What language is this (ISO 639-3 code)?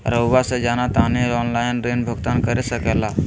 mag